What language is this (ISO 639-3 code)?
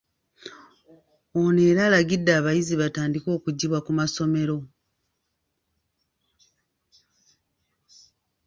lug